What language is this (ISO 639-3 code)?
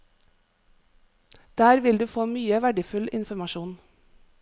nor